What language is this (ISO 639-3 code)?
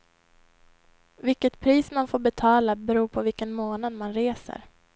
swe